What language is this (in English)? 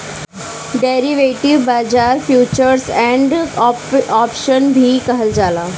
Bhojpuri